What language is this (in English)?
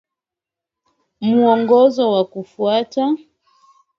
Swahili